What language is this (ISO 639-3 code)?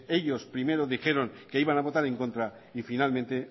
spa